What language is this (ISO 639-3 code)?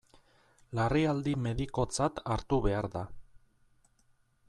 eus